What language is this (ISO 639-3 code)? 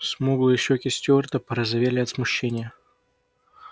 rus